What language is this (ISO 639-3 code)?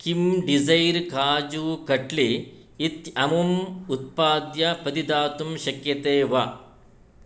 san